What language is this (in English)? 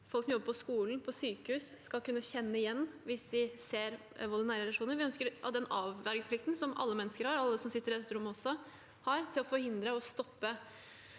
Norwegian